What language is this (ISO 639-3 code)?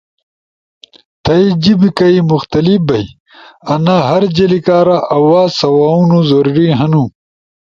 ush